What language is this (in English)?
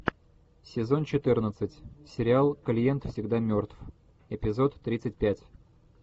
Russian